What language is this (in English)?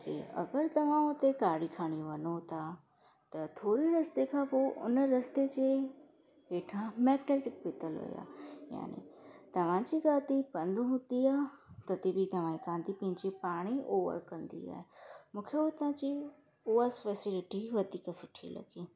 Sindhi